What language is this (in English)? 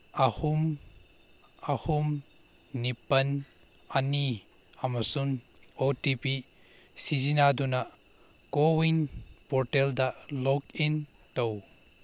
Manipuri